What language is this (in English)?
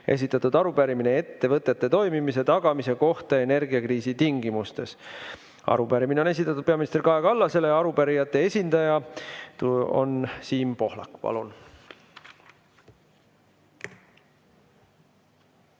Estonian